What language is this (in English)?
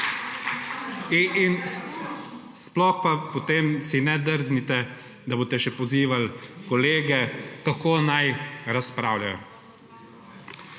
Slovenian